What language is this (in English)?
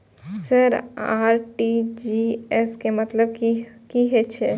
Maithili